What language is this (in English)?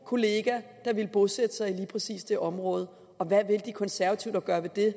Danish